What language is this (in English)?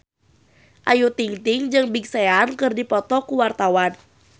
Sundanese